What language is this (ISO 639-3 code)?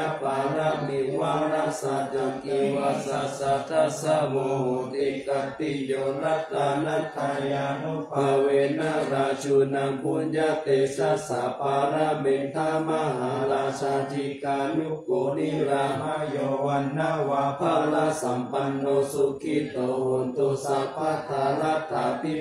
tha